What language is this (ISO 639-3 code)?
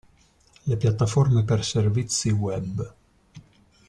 ita